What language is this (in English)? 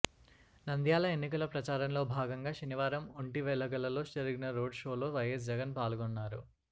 Telugu